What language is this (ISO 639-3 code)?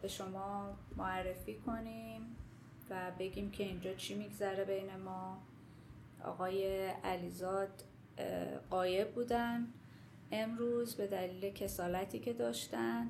fas